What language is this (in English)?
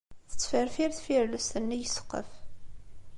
Kabyle